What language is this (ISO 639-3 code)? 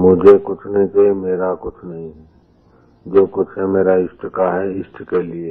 hin